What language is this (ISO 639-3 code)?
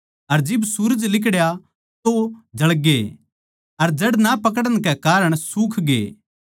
bgc